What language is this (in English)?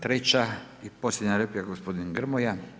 Croatian